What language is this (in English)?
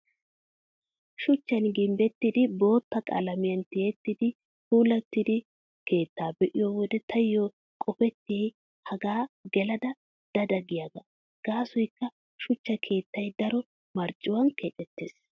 Wolaytta